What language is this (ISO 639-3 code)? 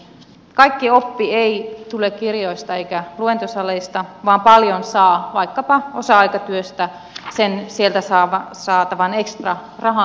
fin